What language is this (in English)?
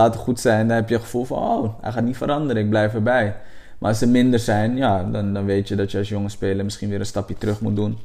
Dutch